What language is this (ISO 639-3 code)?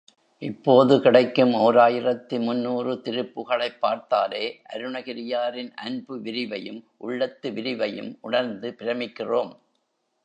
tam